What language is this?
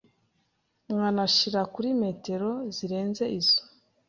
Kinyarwanda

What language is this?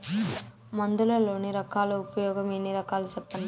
Telugu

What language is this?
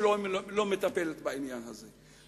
Hebrew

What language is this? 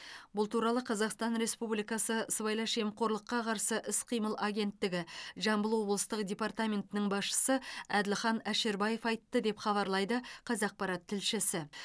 Kazakh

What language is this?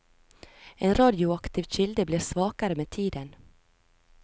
Norwegian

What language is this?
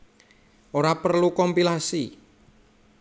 Javanese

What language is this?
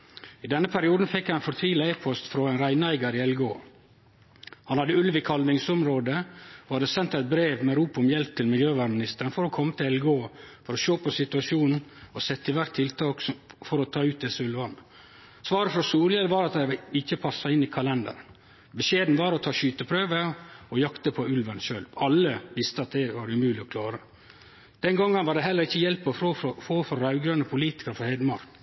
Norwegian Nynorsk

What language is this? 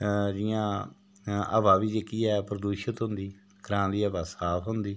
Dogri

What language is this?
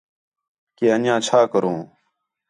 Khetrani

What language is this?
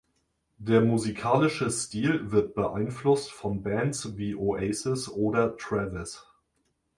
German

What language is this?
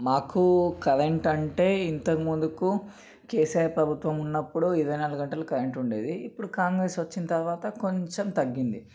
Telugu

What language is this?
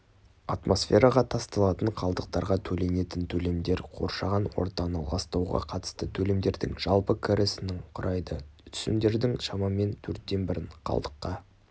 Kazakh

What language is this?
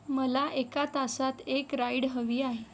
Marathi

